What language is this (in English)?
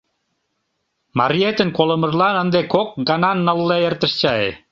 Mari